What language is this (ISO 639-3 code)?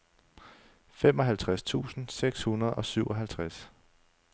dan